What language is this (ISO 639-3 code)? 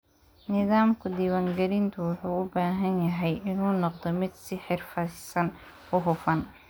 som